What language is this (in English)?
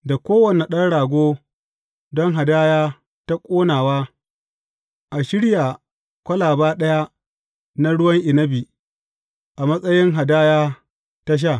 Hausa